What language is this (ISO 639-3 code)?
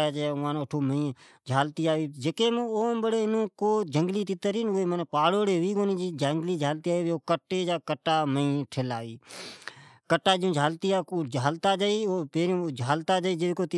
odk